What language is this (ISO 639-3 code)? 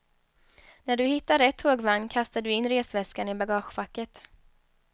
swe